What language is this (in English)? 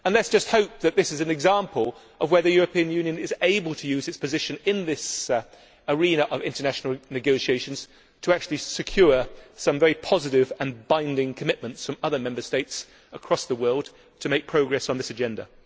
English